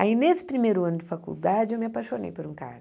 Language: Portuguese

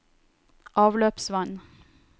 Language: Norwegian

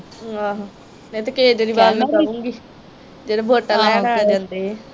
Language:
Punjabi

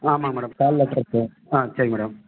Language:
Tamil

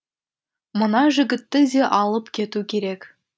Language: Kazakh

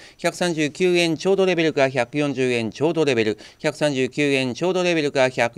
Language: Japanese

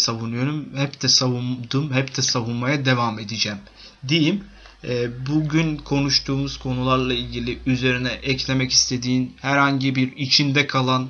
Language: Turkish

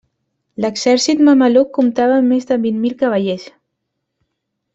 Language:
Catalan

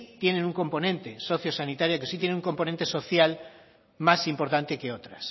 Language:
Spanish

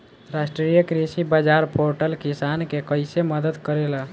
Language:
Bhojpuri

